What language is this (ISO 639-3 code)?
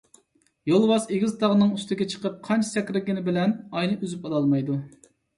uig